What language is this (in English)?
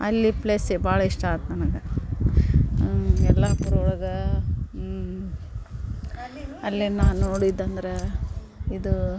Kannada